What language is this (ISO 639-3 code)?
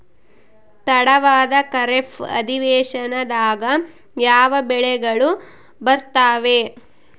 kan